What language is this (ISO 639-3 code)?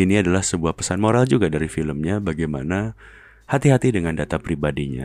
ind